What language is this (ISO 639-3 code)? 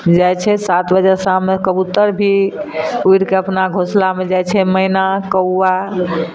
mai